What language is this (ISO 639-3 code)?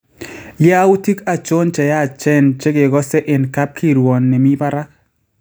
kln